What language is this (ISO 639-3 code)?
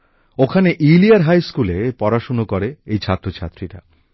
ben